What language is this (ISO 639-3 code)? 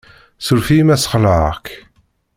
kab